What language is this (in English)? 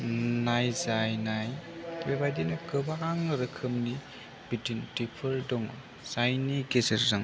Bodo